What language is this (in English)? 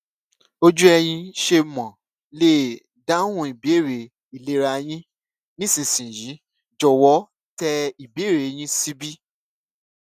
Yoruba